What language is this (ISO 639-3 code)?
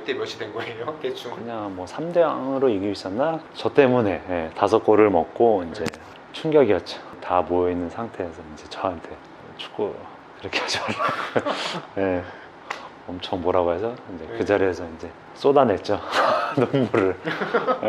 kor